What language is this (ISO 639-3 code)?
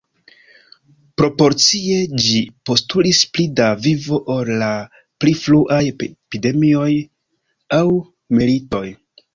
epo